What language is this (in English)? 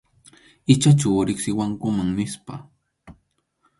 Arequipa-La Unión Quechua